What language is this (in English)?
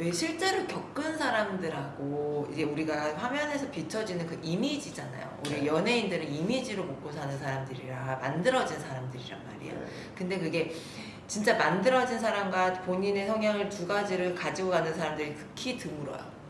Korean